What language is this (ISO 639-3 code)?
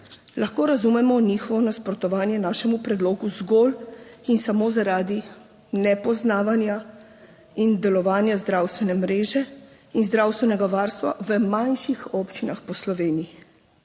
slv